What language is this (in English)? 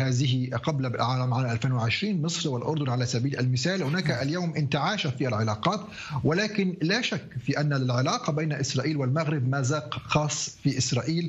Arabic